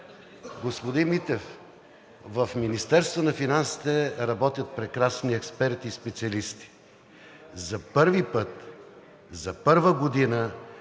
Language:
Bulgarian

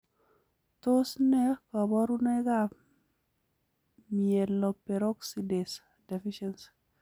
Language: Kalenjin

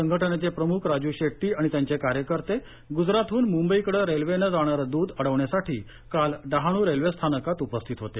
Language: Marathi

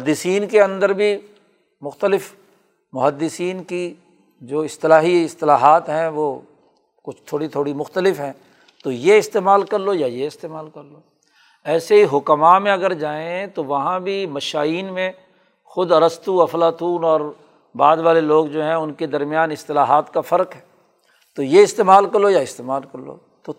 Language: Urdu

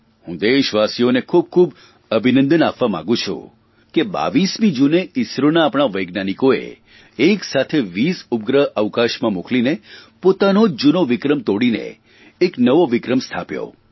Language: Gujarati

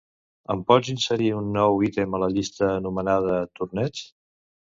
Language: Catalan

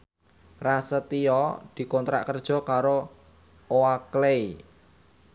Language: Javanese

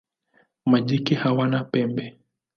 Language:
Swahili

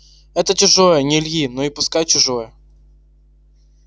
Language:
Russian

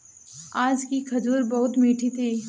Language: Hindi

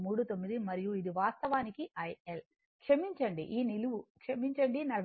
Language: Telugu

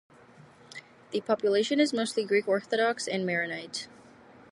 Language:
English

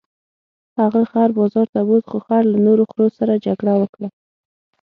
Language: Pashto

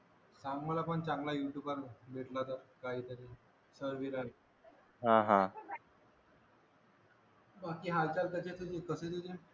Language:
Marathi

